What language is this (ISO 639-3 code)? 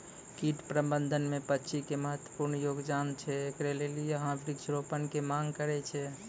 mai